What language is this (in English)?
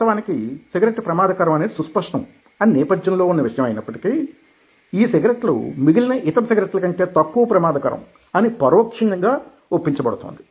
Telugu